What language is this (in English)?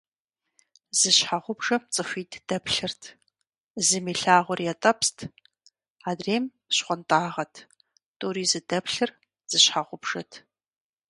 Kabardian